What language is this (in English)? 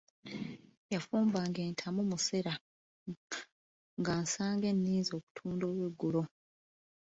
Ganda